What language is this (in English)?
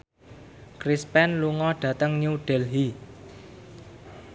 Javanese